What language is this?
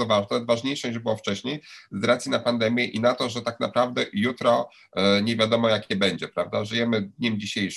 Polish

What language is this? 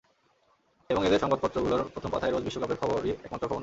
Bangla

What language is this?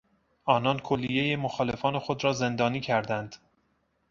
Persian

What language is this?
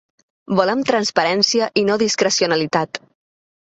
Catalan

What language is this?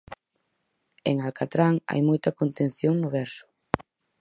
Galician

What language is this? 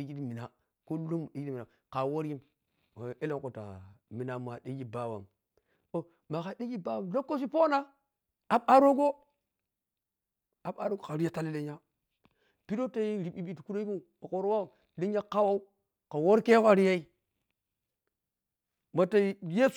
Piya-Kwonci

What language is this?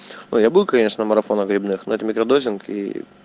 Russian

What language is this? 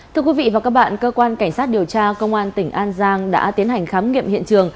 Vietnamese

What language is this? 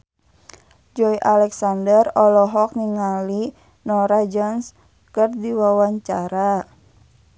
Sundanese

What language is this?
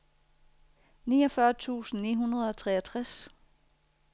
Danish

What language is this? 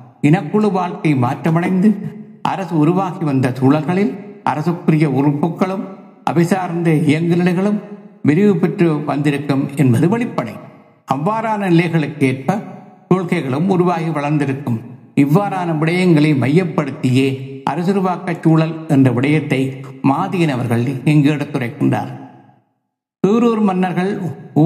Tamil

